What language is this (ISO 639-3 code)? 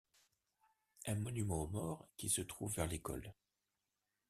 fra